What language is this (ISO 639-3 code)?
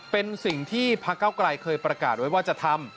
tha